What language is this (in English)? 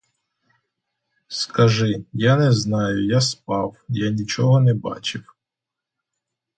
Ukrainian